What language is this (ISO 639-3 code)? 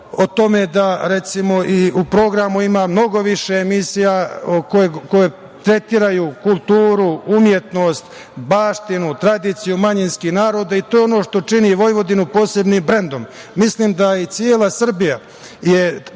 srp